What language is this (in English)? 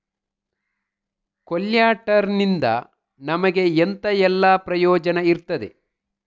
Kannada